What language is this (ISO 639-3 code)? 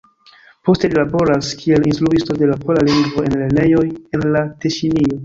epo